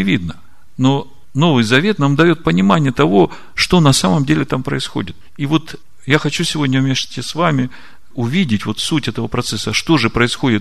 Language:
Russian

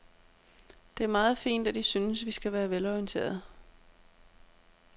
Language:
Danish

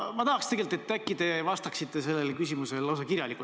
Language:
Estonian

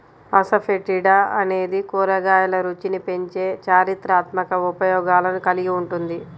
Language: Telugu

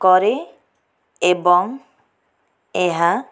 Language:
Odia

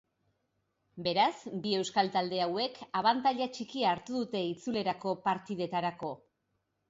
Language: Basque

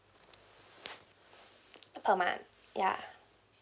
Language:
English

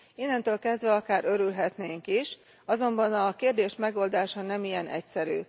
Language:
Hungarian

